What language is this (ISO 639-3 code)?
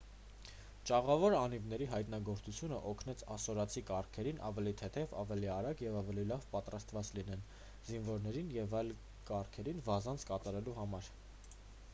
hye